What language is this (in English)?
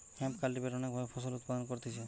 Bangla